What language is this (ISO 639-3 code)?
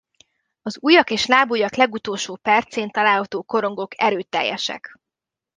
hun